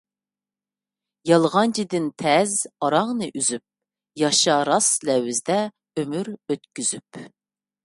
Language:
Uyghur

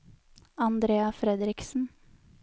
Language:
Norwegian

